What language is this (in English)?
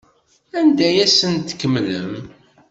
Kabyle